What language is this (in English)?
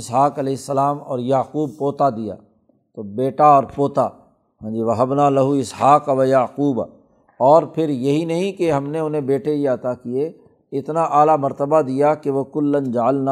Urdu